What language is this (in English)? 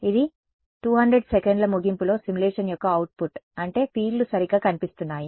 Telugu